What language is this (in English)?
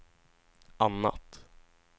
Swedish